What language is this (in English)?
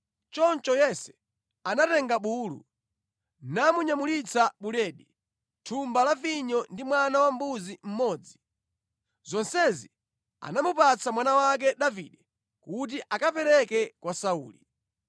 Nyanja